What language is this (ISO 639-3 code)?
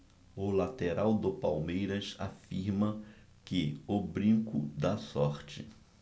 por